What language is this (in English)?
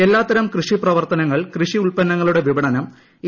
Malayalam